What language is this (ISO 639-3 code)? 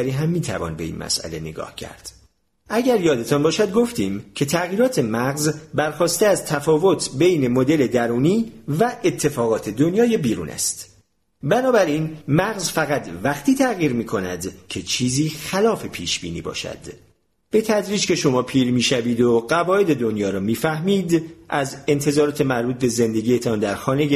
fas